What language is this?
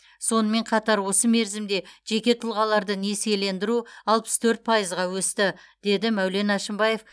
Kazakh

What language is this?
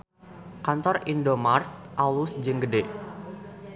Sundanese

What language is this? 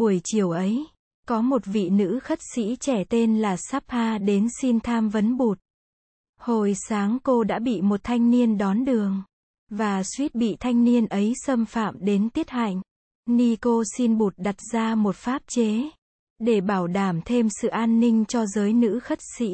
Vietnamese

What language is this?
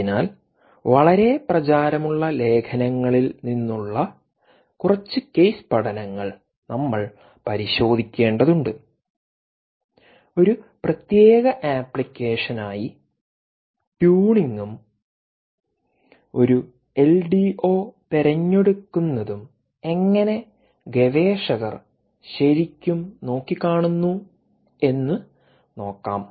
Malayalam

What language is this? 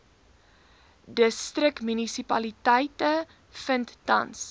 Afrikaans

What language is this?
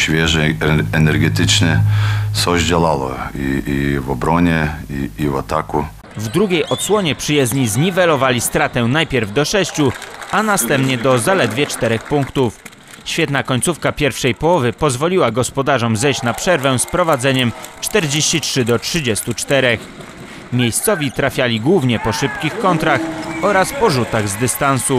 Polish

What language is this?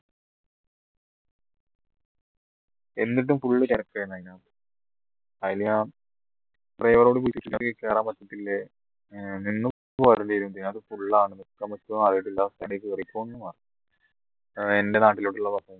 Malayalam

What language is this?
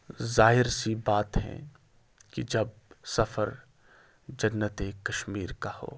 Urdu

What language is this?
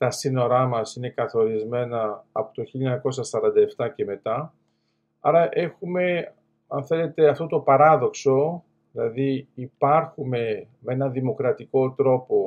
Greek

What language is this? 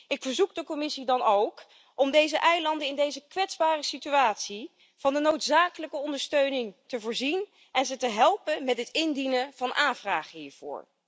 Dutch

